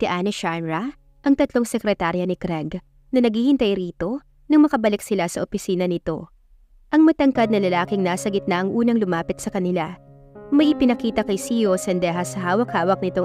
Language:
Filipino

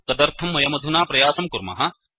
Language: Sanskrit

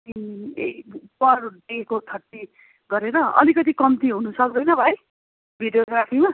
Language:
Nepali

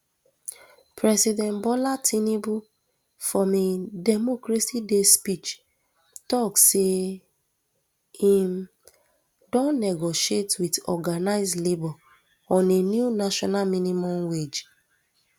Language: Nigerian Pidgin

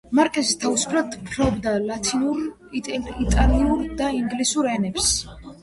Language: Georgian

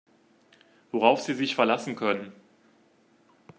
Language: German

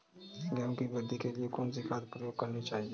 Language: Hindi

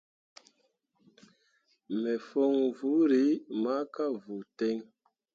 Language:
Mundang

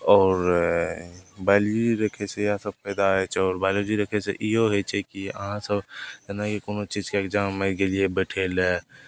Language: Maithili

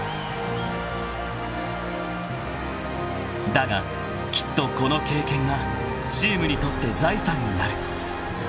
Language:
Japanese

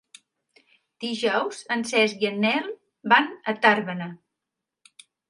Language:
Catalan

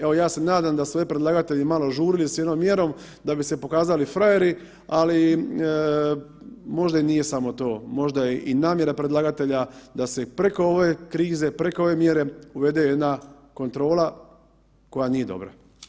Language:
Croatian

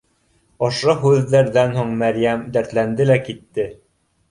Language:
Bashkir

